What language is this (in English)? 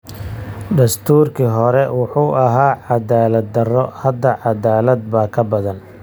Somali